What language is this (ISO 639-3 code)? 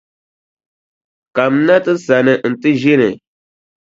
dag